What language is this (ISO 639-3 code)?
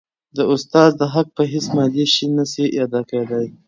pus